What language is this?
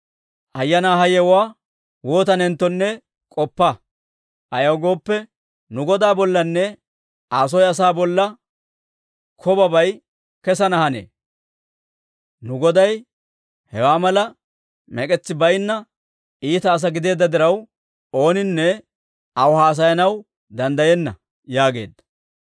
Dawro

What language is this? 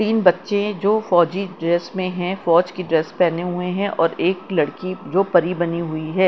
Hindi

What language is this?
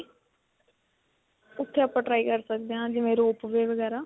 Punjabi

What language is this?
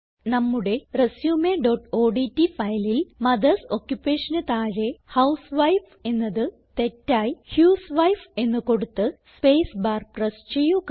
Malayalam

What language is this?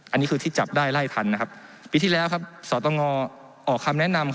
Thai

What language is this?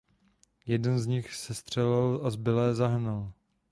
Czech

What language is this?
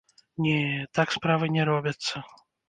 Belarusian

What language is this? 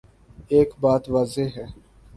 Urdu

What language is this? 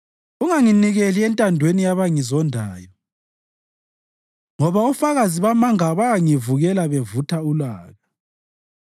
North Ndebele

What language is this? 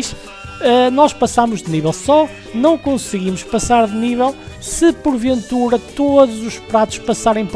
Portuguese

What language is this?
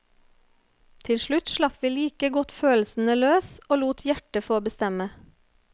Norwegian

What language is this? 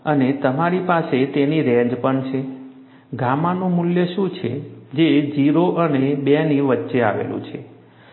Gujarati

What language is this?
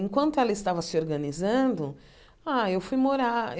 Portuguese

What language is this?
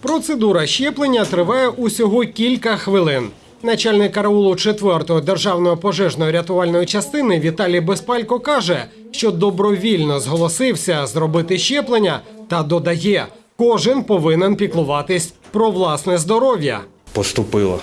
Ukrainian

